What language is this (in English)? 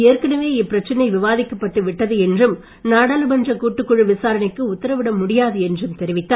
Tamil